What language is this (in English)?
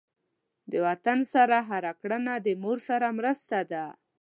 Pashto